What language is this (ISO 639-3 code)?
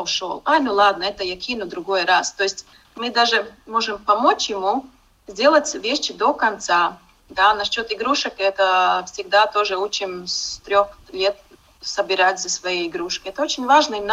rus